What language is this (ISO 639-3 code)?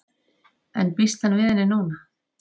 isl